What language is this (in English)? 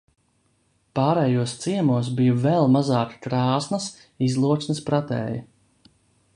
Latvian